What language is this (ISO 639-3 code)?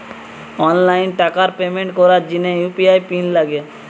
ben